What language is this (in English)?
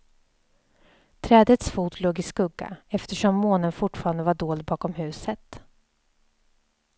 Swedish